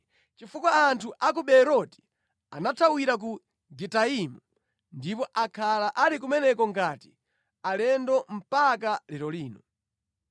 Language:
Nyanja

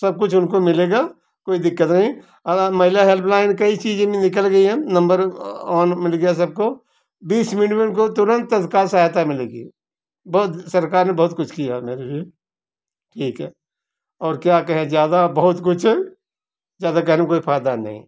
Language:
Hindi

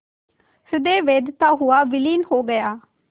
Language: Hindi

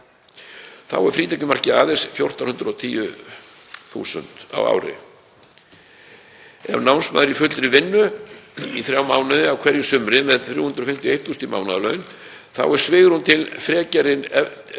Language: Icelandic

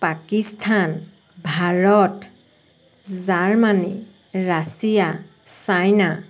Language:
Assamese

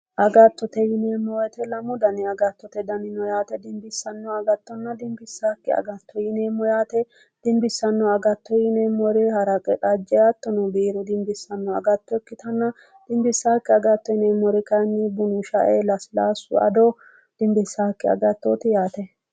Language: Sidamo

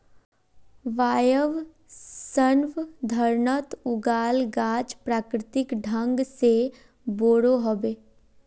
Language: Magahi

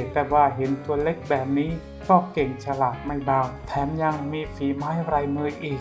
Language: Thai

